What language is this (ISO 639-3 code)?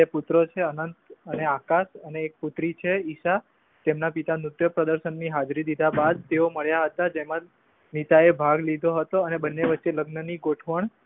guj